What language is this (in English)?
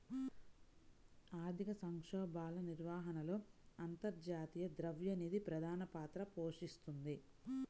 Telugu